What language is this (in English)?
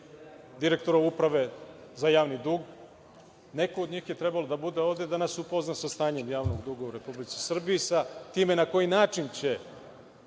Serbian